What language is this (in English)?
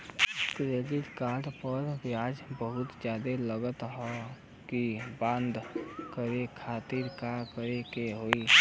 Bhojpuri